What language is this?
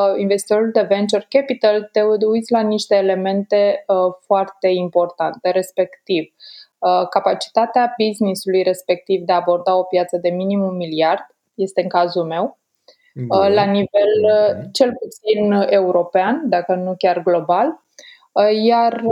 Romanian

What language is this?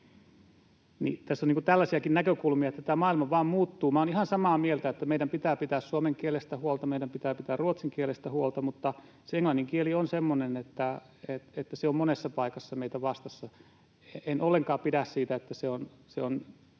Finnish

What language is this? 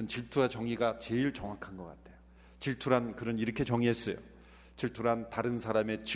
Korean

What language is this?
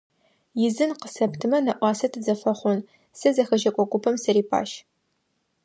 Adyghe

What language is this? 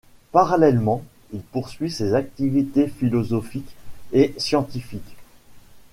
French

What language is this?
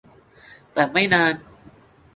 Thai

